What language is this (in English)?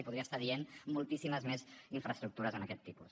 Catalan